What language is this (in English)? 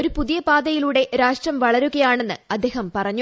Malayalam